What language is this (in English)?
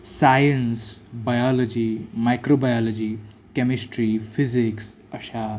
Marathi